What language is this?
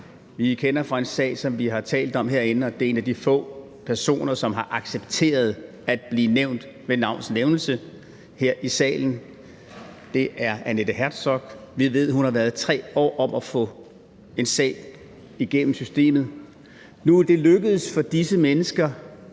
Danish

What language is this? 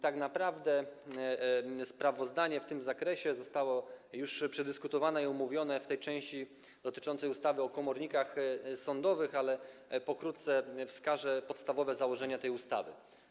Polish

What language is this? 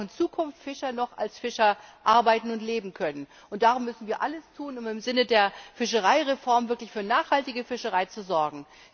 German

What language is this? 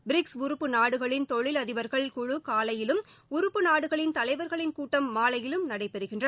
Tamil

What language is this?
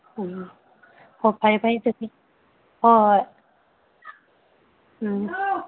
Manipuri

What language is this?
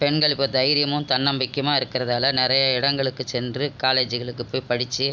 Tamil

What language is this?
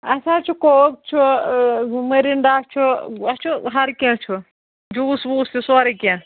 Kashmiri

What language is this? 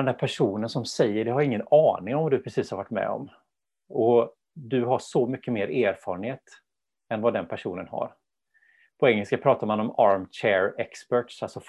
Swedish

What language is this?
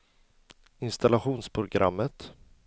Swedish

